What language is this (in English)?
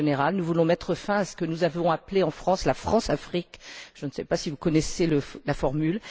French